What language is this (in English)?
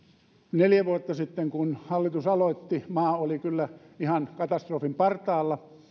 Finnish